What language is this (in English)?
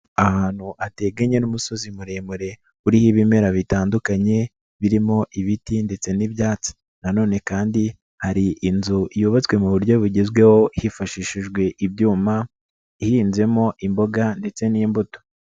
Kinyarwanda